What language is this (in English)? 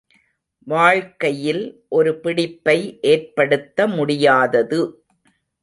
Tamil